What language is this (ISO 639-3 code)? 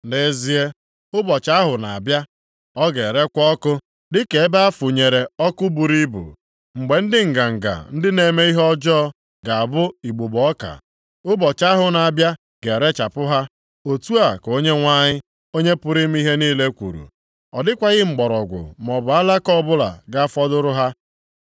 ibo